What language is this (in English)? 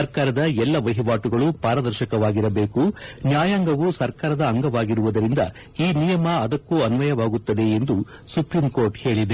Kannada